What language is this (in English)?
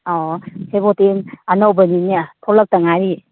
Manipuri